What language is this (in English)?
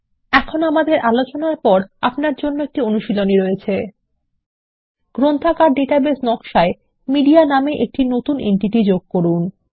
Bangla